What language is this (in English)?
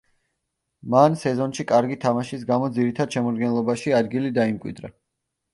Georgian